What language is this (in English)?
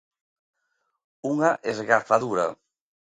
Galician